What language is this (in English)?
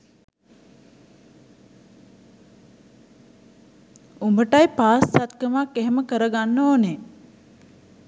Sinhala